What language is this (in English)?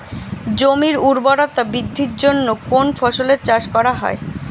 Bangla